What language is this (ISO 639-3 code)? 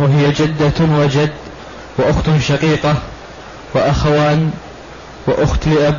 ara